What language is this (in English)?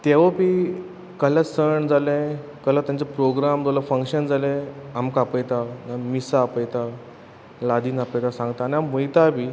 Konkani